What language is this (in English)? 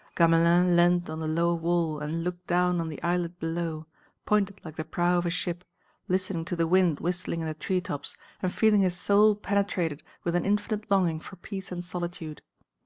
English